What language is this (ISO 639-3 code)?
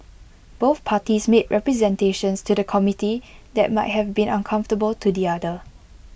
eng